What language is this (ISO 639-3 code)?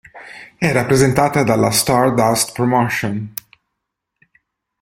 ita